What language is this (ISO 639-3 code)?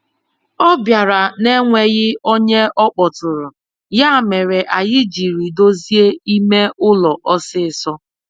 ibo